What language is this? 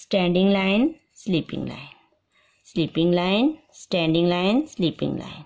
Hindi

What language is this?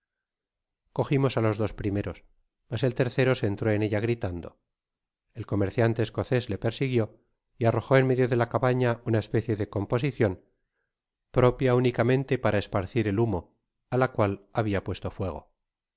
Spanish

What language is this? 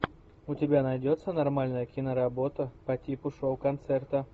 Russian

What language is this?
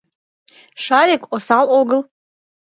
Mari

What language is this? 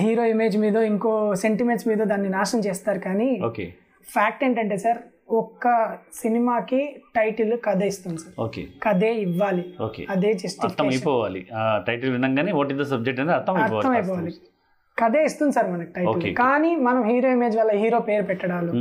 Telugu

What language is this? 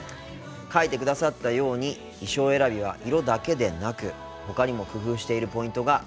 Japanese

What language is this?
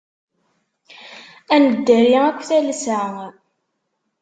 Kabyle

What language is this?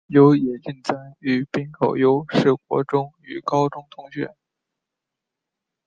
Chinese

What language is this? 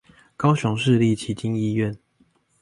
Chinese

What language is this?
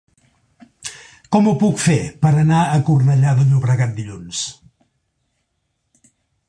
Catalan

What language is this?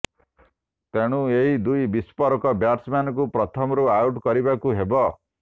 Odia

